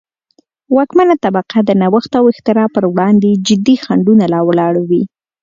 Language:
Pashto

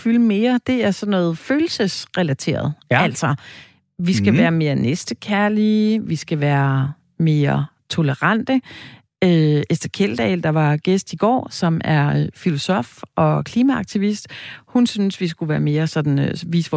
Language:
Danish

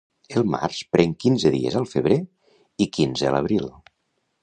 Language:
Catalan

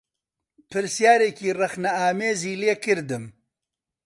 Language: Central Kurdish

